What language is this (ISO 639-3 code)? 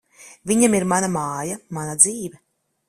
lav